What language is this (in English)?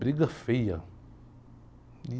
Portuguese